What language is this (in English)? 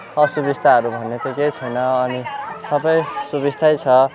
Nepali